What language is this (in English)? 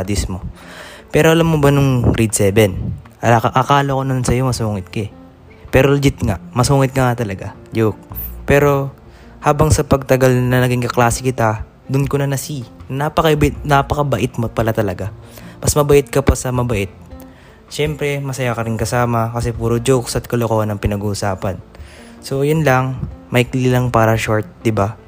Filipino